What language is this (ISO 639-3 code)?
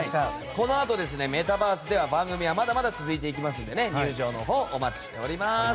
jpn